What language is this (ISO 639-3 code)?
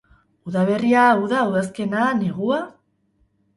eus